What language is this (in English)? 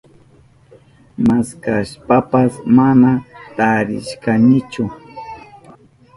Southern Pastaza Quechua